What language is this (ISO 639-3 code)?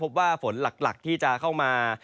tha